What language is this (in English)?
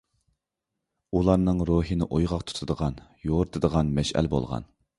Uyghur